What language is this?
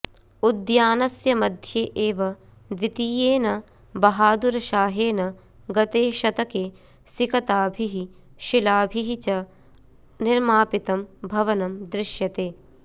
Sanskrit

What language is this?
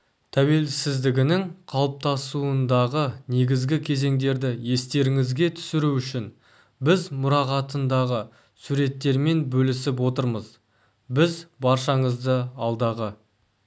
Kazakh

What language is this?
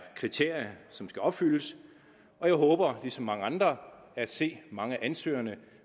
Danish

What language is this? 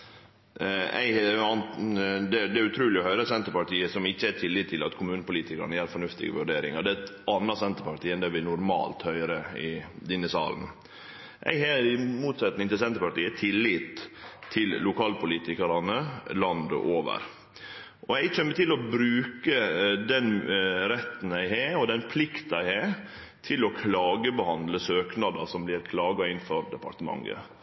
Norwegian Nynorsk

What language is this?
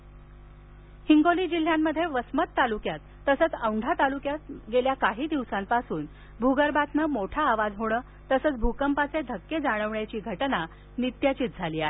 Marathi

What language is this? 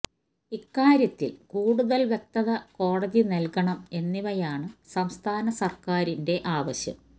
Malayalam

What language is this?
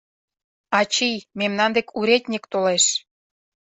Mari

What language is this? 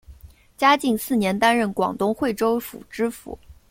Chinese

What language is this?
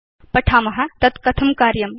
Sanskrit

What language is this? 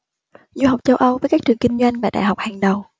Vietnamese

